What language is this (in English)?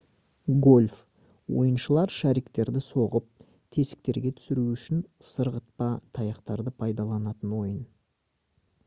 Kazakh